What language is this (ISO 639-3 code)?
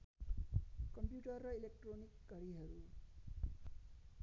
nep